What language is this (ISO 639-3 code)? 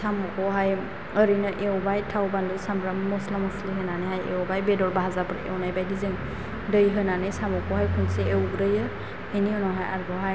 brx